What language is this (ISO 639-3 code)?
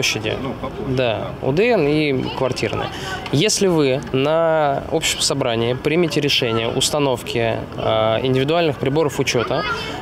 rus